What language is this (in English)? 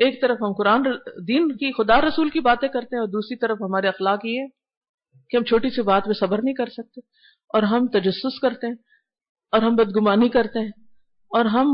Urdu